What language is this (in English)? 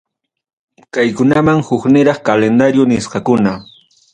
Ayacucho Quechua